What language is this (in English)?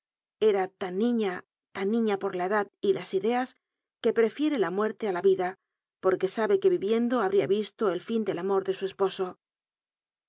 Spanish